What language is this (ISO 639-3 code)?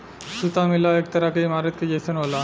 bho